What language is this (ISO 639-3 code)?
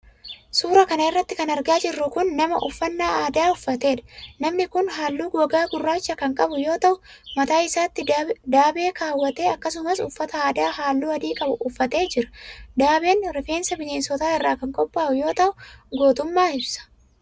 orm